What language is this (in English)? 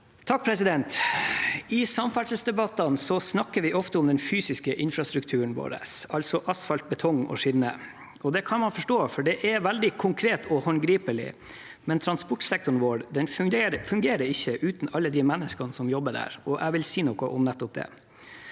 Norwegian